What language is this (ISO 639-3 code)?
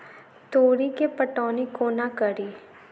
mai